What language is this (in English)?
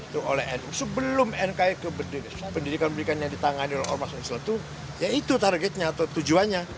Indonesian